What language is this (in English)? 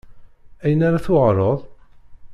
Kabyle